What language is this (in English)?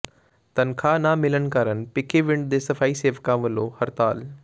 Punjabi